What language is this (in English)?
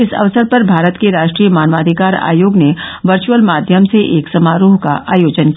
Hindi